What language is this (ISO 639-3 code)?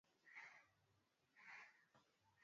swa